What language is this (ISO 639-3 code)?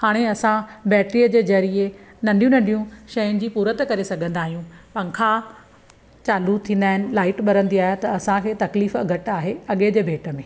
snd